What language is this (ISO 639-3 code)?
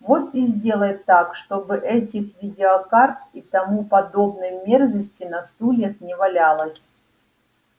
rus